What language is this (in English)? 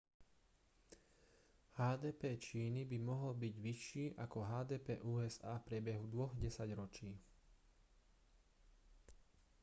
Slovak